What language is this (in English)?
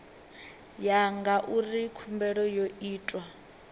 Venda